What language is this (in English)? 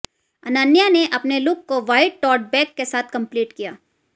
Hindi